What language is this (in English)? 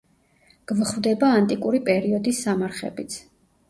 Georgian